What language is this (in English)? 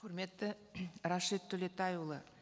Kazakh